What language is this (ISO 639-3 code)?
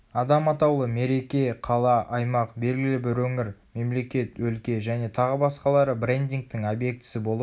kaz